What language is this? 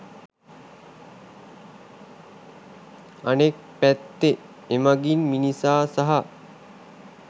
Sinhala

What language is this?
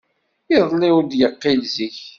Kabyle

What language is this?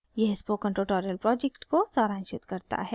Hindi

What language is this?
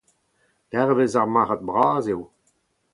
Breton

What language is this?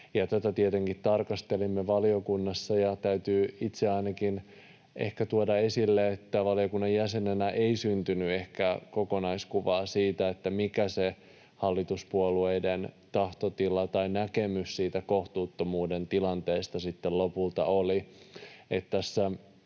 Finnish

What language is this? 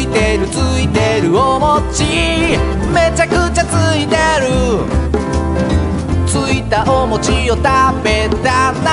Thai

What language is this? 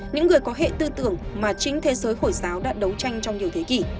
Vietnamese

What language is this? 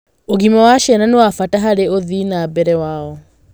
Kikuyu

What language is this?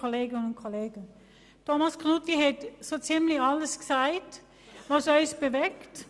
Swiss German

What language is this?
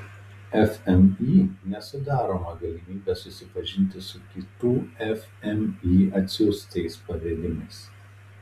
Lithuanian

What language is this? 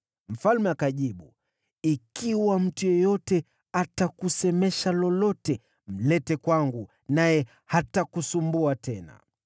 Swahili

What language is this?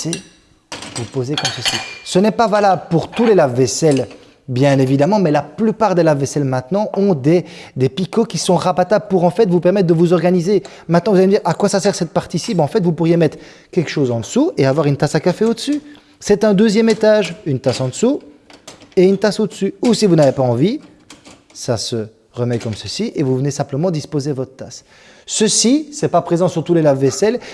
French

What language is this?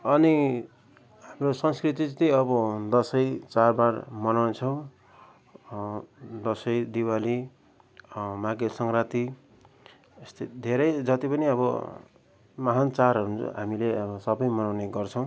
Nepali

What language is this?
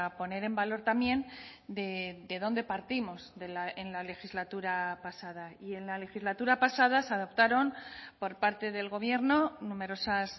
Spanish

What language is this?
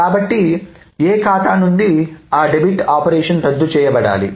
Telugu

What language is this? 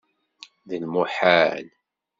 Kabyle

